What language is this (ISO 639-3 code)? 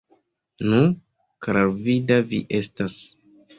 epo